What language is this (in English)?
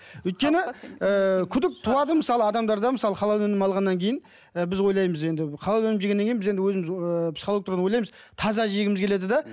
Kazakh